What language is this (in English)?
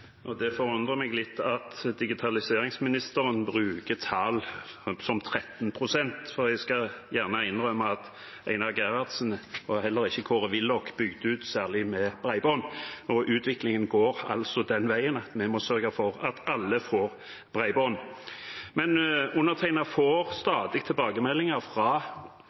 Norwegian Bokmål